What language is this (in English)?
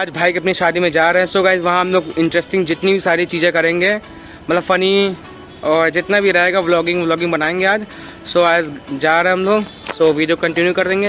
Hindi